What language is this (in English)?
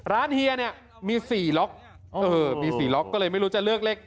Thai